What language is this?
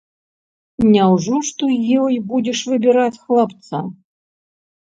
Belarusian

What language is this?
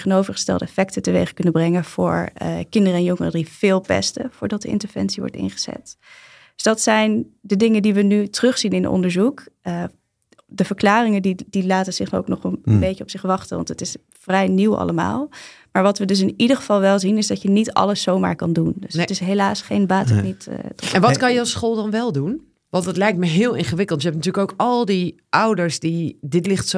Dutch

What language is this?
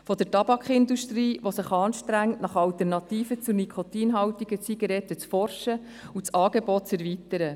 Swiss German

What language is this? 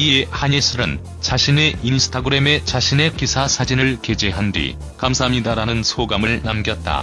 Korean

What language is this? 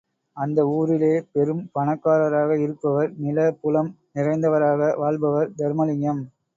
Tamil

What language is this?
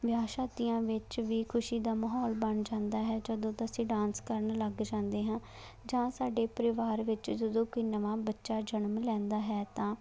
Punjabi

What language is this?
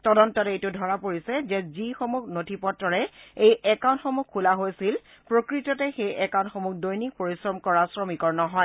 Assamese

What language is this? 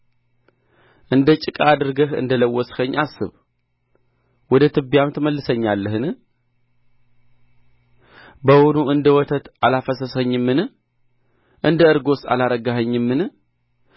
Amharic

